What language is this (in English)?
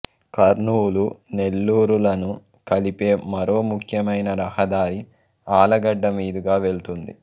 Telugu